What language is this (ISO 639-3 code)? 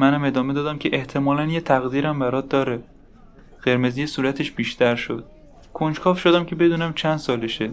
fas